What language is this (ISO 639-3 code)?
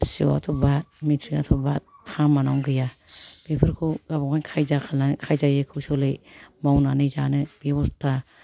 brx